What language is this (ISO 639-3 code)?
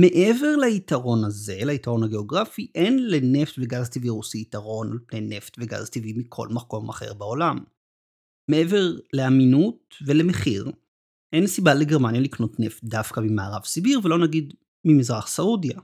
heb